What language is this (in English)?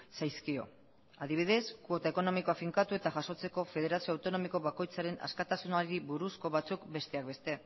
Basque